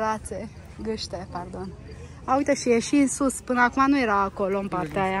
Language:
Romanian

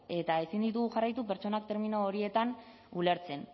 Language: Basque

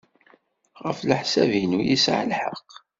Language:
Kabyle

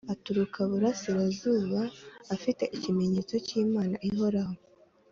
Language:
Kinyarwanda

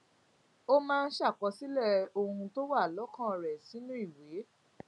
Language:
Yoruba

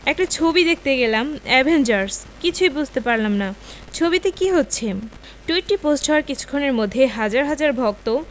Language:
Bangla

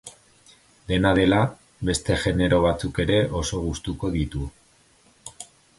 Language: Basque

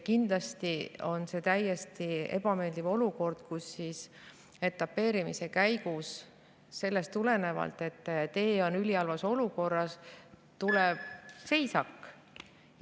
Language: Estonian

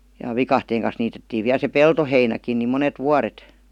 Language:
Finnish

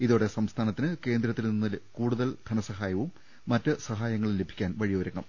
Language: Malayalam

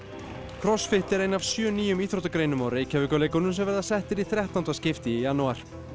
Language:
Icelandic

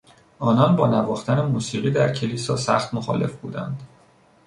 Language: Persian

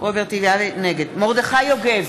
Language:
Hebrew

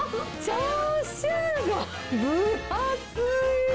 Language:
Japanese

